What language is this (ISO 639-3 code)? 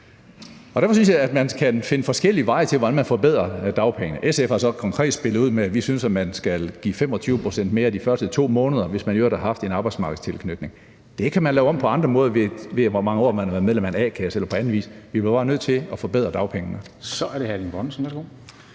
dan